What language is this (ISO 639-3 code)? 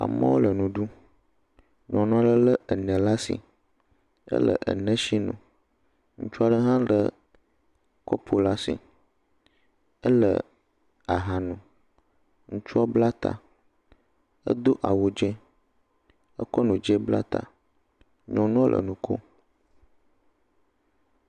ewe